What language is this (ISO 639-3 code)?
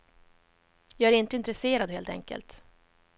swe